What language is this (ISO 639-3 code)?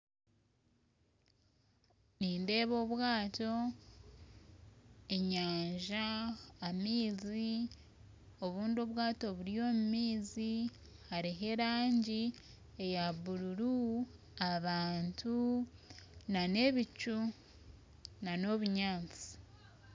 nyn